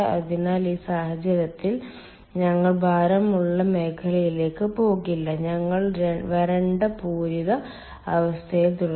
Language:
Malayalam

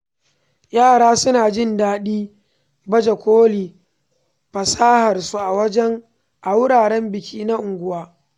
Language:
Hausa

